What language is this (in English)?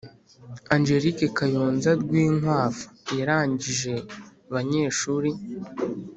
Kinyarwanda